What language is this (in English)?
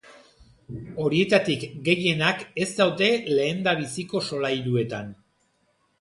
Basque